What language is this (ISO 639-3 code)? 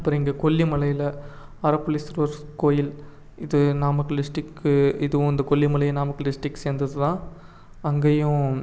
tam